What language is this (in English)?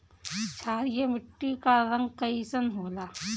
Bhojpuri